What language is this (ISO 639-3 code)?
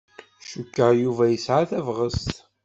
kab